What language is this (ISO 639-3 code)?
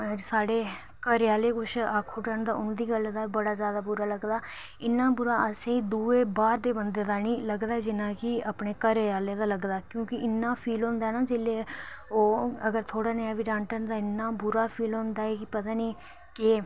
doi